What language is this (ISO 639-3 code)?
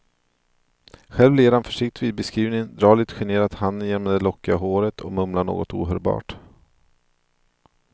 swe